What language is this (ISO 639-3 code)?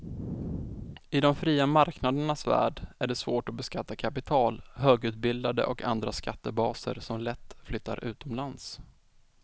swe